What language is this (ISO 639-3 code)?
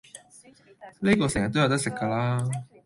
yue